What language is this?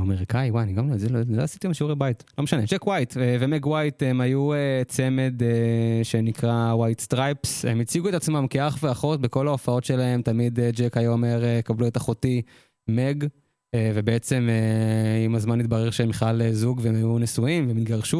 Hebrew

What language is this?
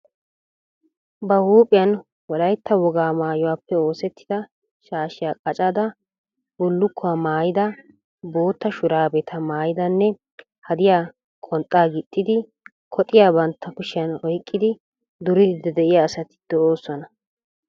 Wolaytta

